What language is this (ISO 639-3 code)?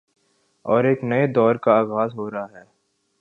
urd